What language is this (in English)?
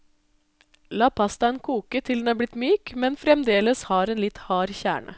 Norwegian